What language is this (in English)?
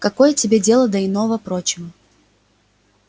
Russian